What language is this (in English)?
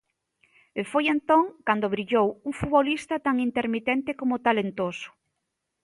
Galician